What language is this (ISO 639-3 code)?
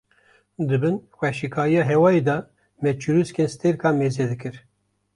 kur